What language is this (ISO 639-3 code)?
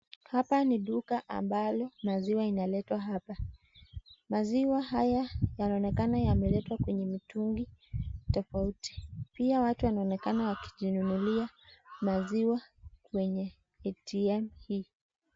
swa